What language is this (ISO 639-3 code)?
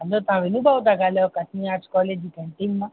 snd